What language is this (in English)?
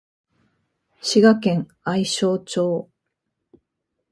Japanese